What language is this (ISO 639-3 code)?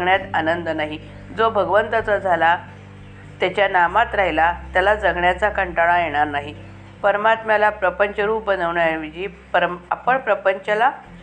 mar